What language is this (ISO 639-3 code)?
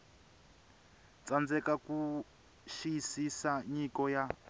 tso